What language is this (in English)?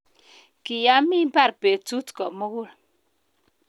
Kalenjin